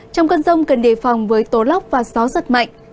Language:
Vietnamese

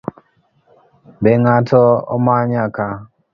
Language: Luo (Kenya and Tanzania)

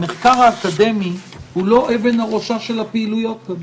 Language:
Hebrew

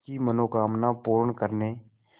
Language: Hindi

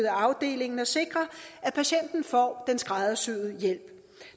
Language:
Danish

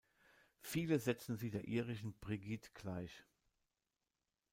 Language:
German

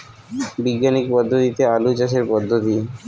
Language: Bangla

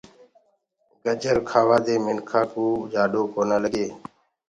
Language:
Gurgula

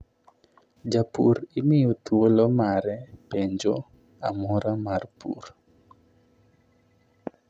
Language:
Luo (Kenya and Tanzania)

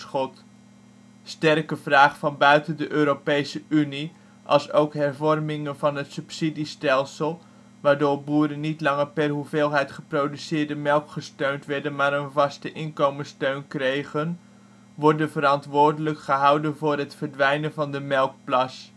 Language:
Dutch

